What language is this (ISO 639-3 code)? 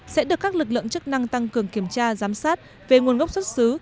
vie